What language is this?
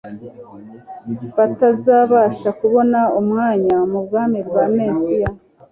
Kinyarwanda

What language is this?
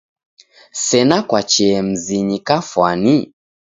Taita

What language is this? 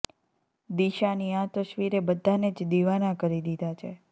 Gujarati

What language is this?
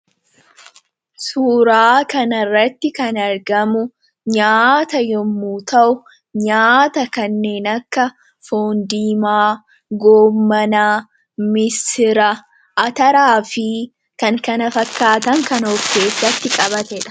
Oromo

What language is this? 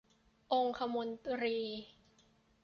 Thai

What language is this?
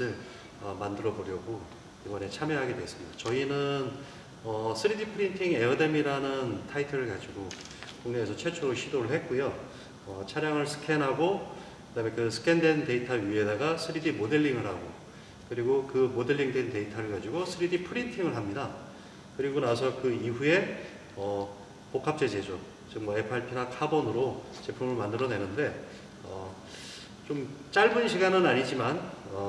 Korean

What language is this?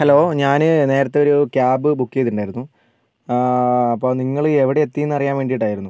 Malayalam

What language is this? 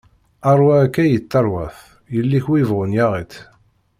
Kabyle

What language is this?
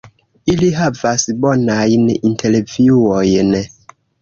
Esperanto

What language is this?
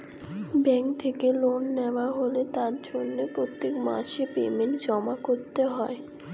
Bangla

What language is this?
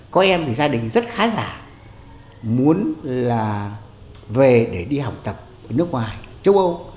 Vietnamese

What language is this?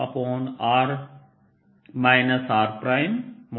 Hindi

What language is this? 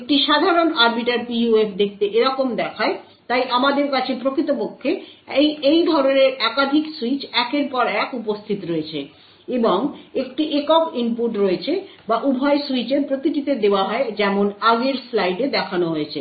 Bangla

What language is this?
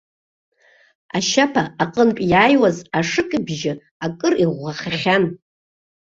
Abkhazian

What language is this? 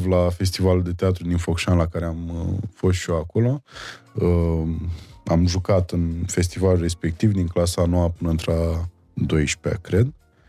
Romanian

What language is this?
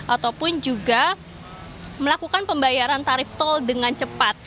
Indonesian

